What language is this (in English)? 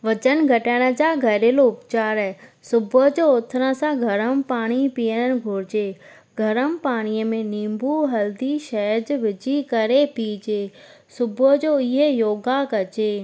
Sindhi